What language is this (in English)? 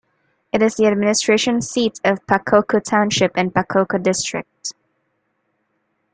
English